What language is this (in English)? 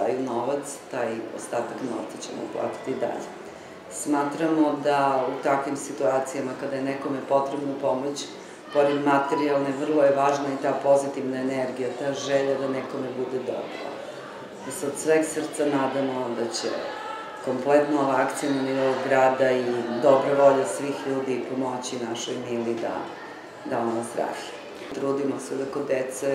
Italian